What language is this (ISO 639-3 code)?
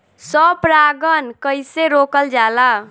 bho